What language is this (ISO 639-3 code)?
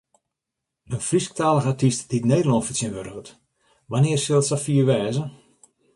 fry